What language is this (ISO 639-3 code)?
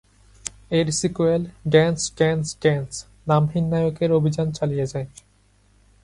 ben